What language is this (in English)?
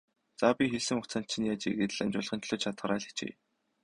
Mongolian